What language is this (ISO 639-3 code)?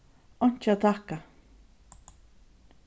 fao